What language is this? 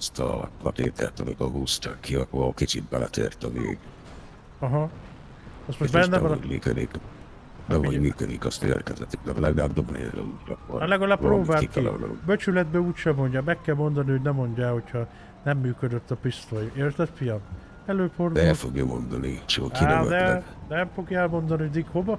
Hungarian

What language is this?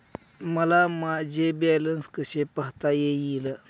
Marathi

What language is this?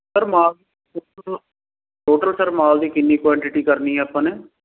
Punjabi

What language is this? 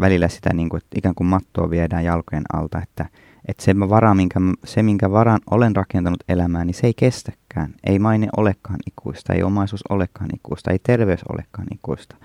Finnish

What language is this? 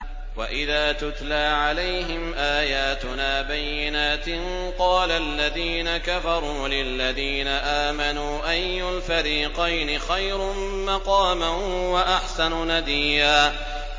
Arabic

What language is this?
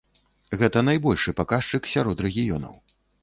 Belarusian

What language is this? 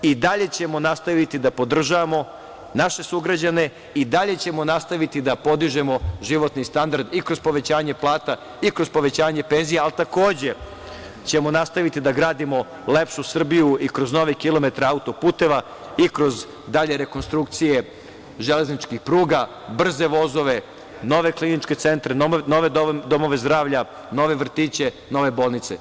Serbian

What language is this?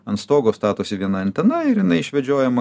Lithuanian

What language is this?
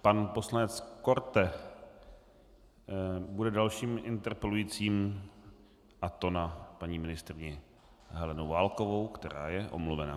Czech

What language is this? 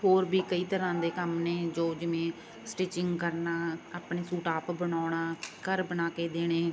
Punjabi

